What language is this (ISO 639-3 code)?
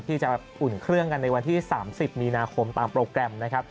tha